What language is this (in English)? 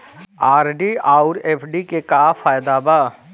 Bhojpuri